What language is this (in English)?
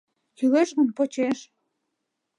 Mari